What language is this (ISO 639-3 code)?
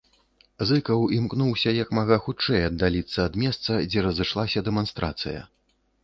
bel